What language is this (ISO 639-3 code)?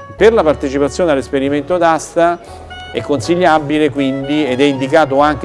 ita